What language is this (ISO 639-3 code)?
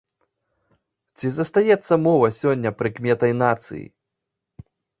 bel